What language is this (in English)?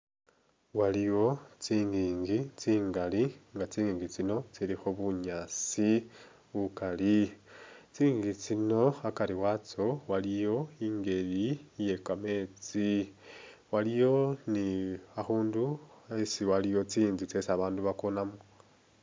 Masaaba